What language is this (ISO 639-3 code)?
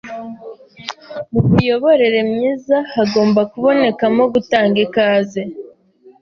kin